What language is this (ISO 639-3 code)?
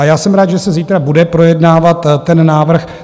ces